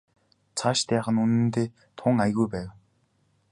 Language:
Mongolian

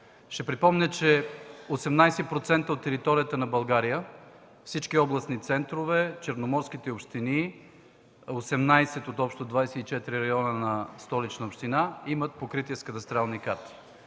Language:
Bulgarian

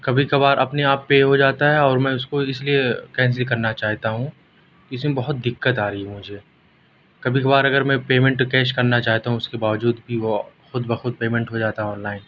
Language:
Urdu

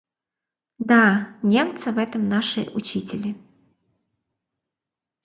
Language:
Russian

